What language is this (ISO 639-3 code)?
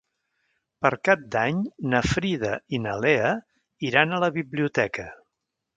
cat